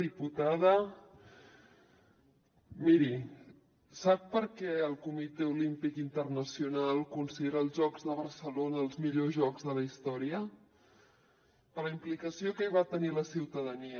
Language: Catalan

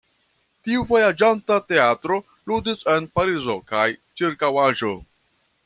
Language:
Esperanto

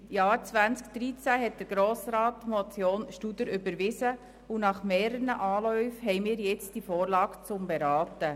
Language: Swiss German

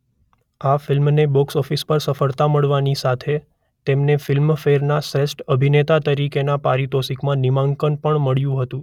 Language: Gujarati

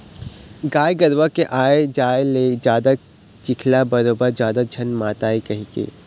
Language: Chhattisgarhi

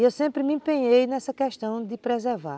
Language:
Portuguese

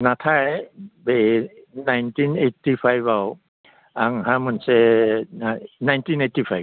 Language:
Bodo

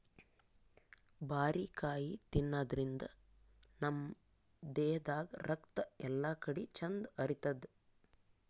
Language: Kannada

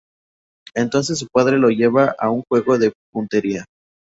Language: Spanish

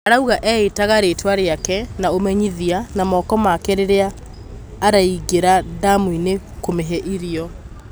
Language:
Kikuyu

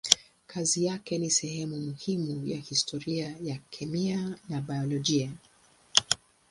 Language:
Swahili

